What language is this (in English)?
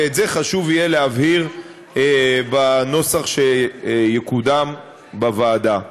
Hebrew